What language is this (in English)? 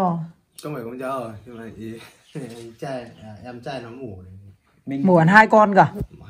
Vietnamese